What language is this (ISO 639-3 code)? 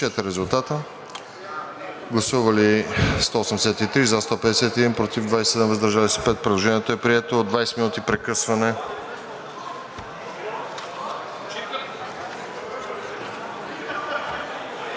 bul